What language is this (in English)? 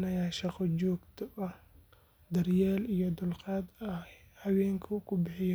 Somali